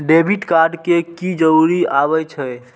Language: Maithili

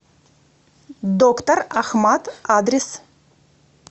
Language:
Russian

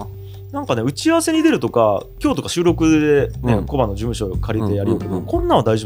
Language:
Japanese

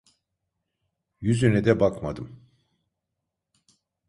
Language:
Turkish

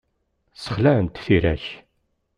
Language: Kabyle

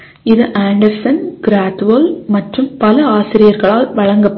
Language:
Tamil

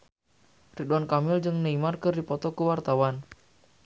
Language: Sundanese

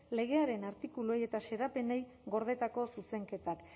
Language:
Basque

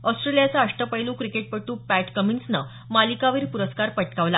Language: Marathi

